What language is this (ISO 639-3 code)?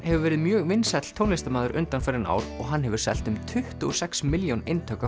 isl